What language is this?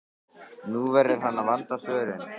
Icelandic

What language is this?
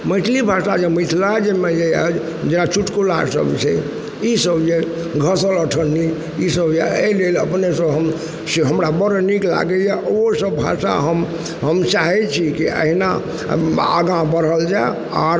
Maithili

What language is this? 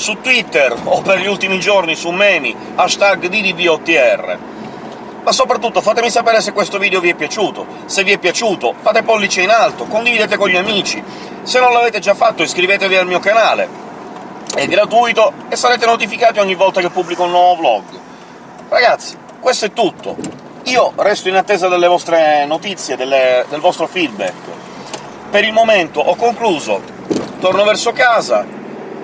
Italian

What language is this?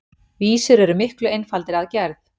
Icelandic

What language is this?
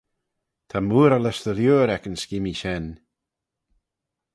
Manx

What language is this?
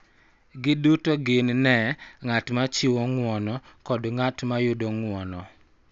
Luo (Kenya and Tanzania)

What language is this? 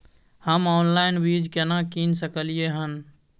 Maithili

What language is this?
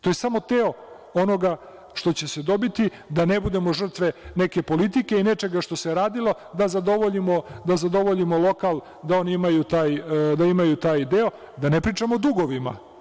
Serbian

